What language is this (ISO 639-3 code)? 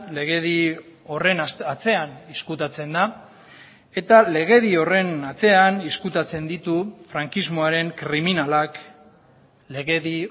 eus